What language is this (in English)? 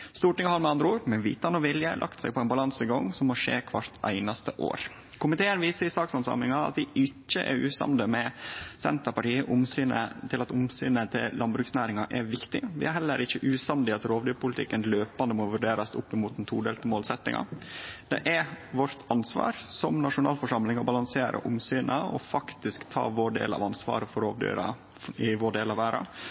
Norwegian Nynorsk